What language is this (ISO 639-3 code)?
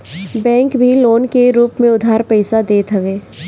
bho